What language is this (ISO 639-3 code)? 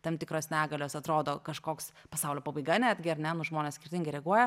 lit